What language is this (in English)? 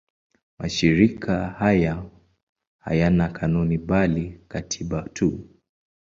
Swahili